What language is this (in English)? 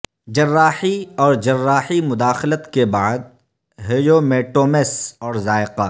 Urdu